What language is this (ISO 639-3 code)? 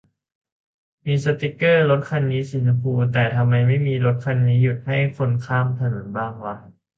tha